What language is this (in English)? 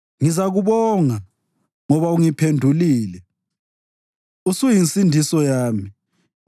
North Ndebele